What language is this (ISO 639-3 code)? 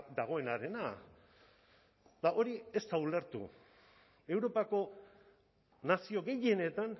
eus